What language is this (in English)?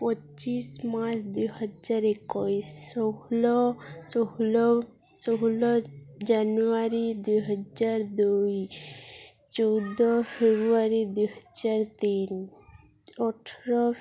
Odia